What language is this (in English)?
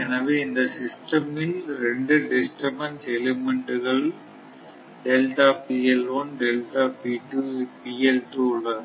Tamil